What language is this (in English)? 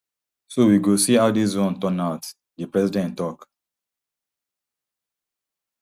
Nigerian Pidgin